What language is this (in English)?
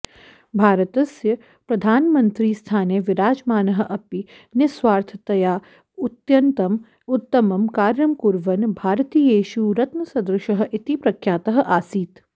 Sanskrit